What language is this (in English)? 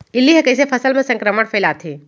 Chhattisgarhi